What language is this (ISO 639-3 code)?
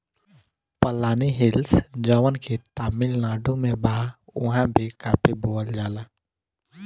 bho